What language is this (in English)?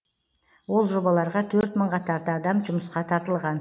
Kazakh